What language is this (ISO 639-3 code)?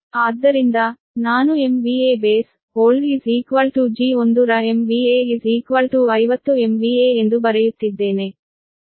kan